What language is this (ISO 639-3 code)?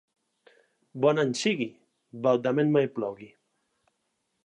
cat